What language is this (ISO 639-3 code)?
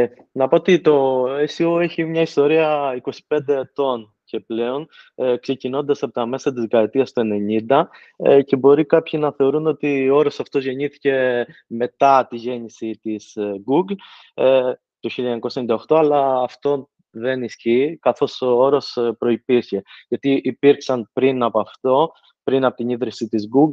ell